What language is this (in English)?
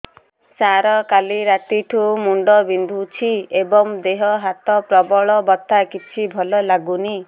Odia